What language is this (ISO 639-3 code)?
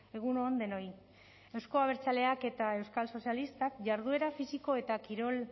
eus